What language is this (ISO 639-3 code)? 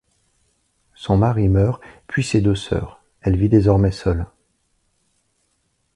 fra